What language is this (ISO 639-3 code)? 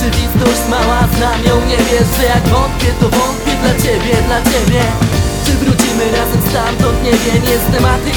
pol